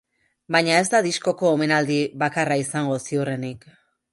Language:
Basque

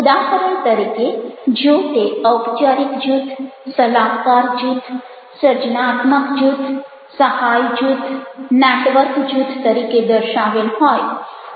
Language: Gujarati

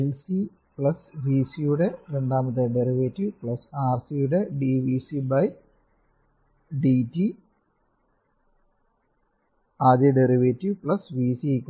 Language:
Malayalam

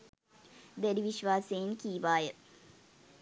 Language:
Sinhala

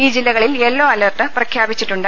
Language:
Malayalam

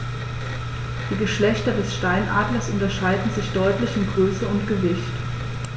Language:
German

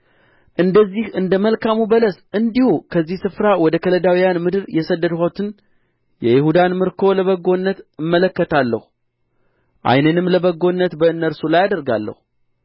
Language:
Amharic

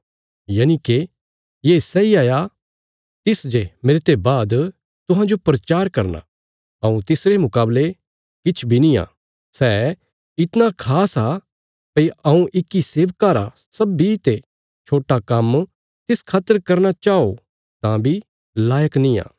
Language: Bilaspuri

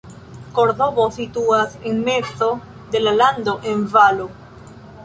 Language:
Esperanto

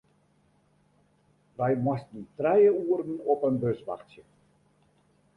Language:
Western Frisian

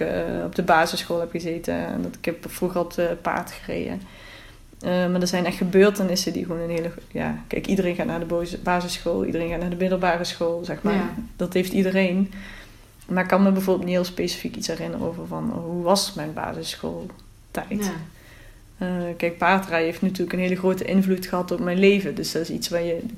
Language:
Dutch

